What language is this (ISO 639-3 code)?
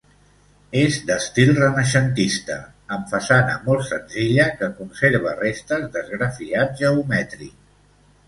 cat